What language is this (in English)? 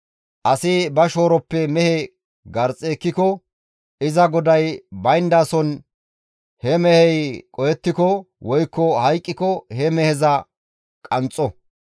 Gamo